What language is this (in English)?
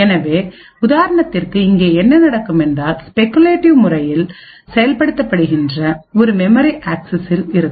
Tamil